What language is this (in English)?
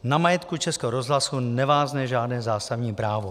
Czech